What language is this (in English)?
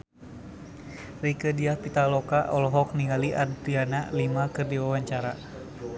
Sundanese